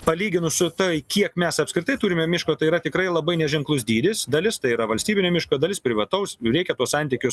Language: Lithuanian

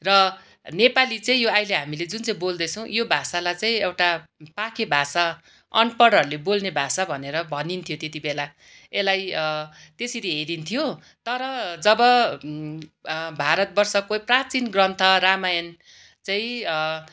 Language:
Nepali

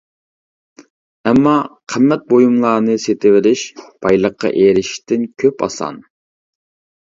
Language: Uyghur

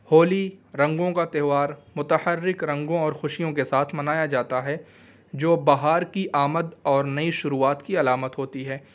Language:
Urdu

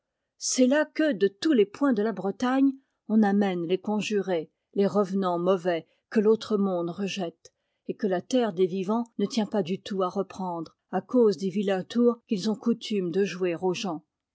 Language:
French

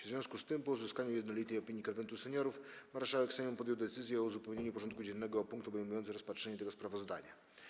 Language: Polish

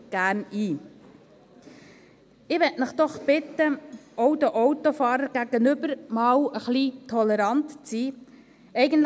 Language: Swiss German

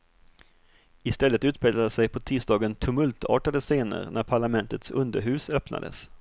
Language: Swedish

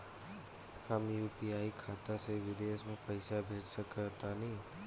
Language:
Bhojpuri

